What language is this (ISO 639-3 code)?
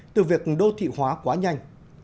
vie